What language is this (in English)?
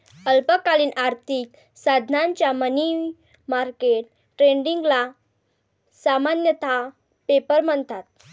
Marathi